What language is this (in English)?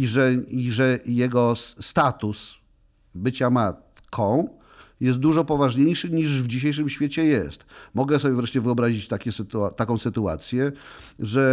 Polish